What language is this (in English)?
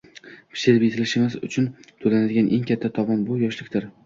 Uzbek